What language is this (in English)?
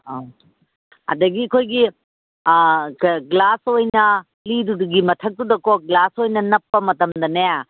Manipuri